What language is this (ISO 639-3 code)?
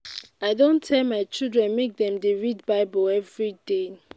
pcm